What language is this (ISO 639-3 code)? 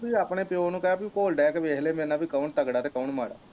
pan